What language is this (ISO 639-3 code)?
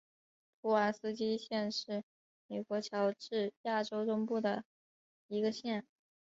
zho